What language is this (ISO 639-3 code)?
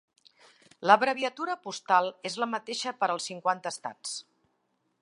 cat